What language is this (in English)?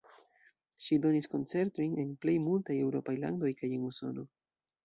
Esperanto